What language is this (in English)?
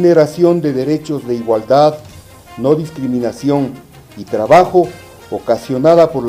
Spanish